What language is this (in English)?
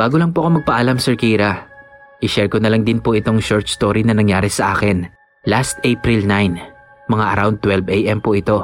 Filipino